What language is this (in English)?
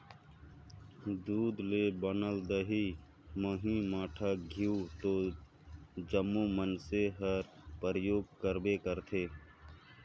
Chhattisgarhi